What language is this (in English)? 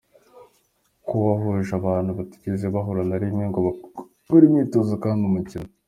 Kinyarwanda